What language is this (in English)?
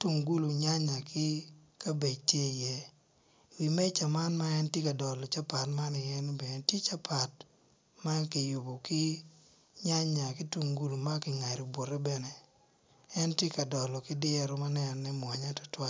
Acoli